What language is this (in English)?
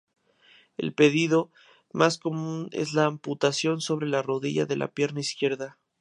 Spanish